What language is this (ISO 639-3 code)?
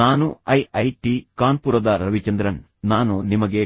kan